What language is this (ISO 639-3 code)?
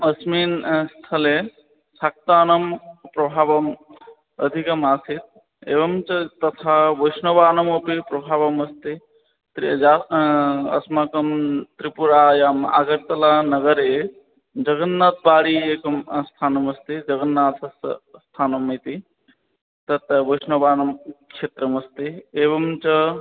san